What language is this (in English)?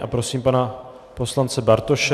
Czech